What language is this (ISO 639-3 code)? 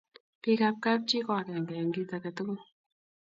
kln